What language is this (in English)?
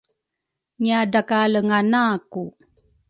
Rukai